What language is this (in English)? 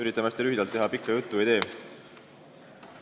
Estonian